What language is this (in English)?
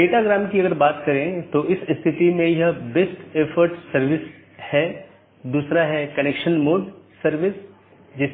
Hindi